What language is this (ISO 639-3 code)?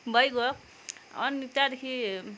nep